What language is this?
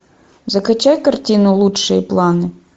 Russian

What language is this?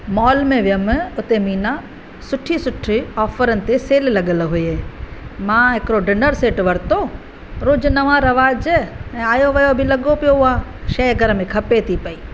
Sindhi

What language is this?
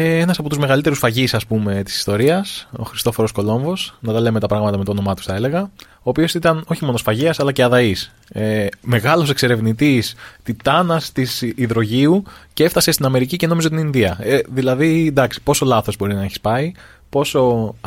Greek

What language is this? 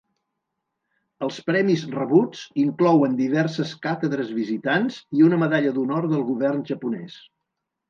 Catalan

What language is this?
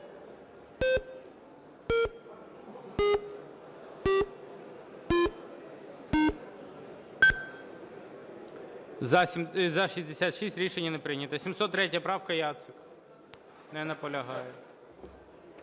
Ukrainian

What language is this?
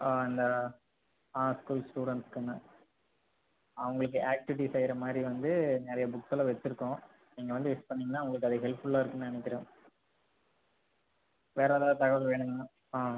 Tamil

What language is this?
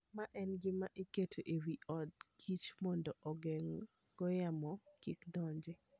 Luo (Kenya and Tanzania)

